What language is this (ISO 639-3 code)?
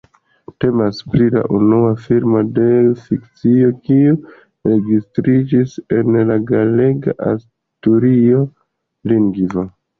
epo